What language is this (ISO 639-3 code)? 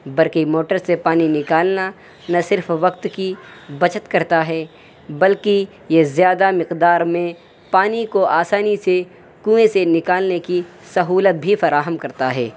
urd